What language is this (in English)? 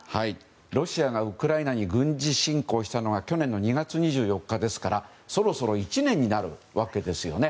Japanese